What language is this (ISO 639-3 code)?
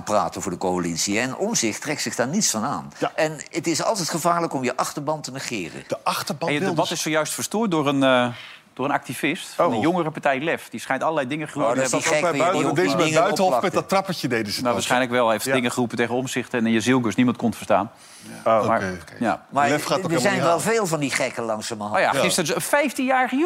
nld